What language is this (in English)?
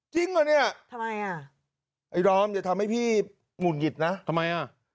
Thai